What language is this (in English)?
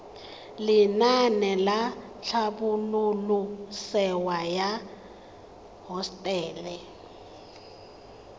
Tswana